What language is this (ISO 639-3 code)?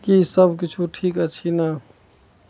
mai